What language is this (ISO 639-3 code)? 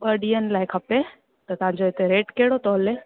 snd